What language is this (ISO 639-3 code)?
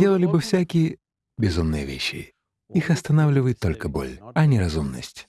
rus